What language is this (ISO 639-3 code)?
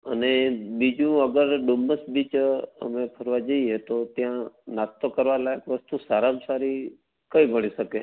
guj